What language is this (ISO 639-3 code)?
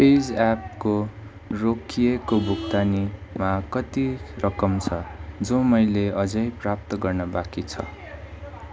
nep